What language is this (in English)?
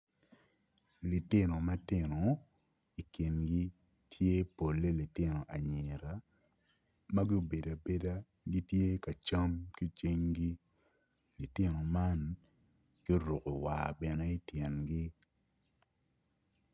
Acoli